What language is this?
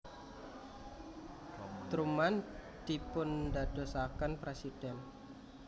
Javanese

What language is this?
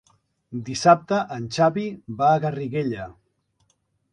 Catalan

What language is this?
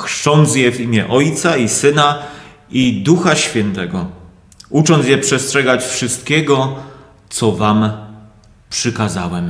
Polish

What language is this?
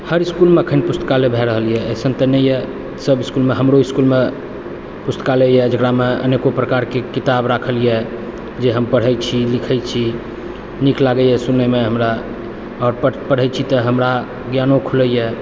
Maithili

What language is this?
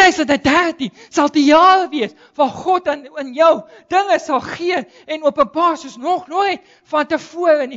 Dutch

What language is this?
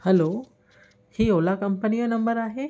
Sindhi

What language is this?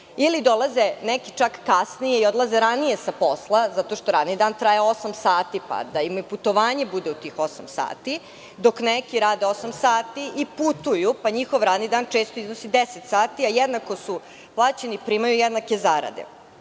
Serbian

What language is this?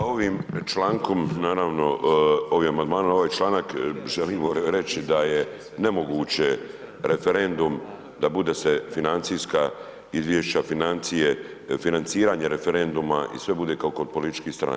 Croatian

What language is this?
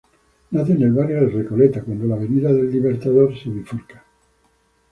Spanish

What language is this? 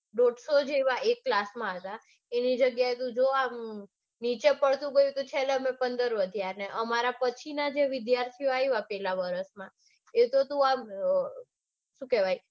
Gujarati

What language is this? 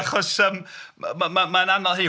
Welsh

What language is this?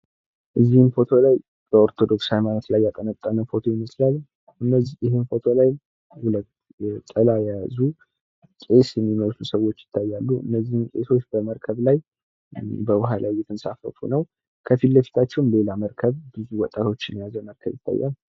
Amharic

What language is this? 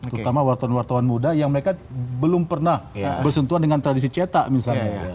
Indonesian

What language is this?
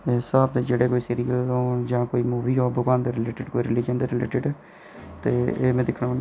Dogri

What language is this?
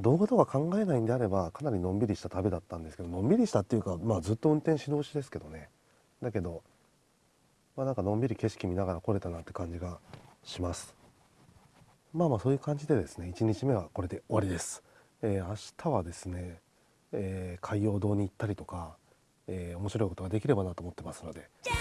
Japanese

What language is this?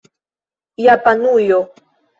Esperanto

